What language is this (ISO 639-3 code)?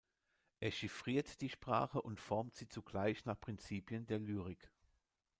deu